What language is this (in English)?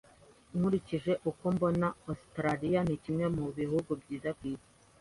Kinyarwanda